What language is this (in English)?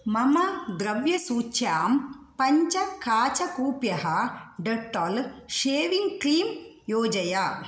Sanskrit